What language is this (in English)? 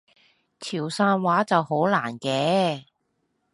Cantonese